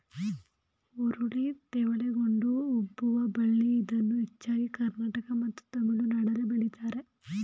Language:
Kannada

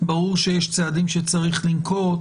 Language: Hebrew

